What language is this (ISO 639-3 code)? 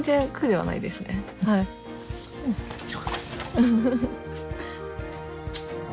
jpn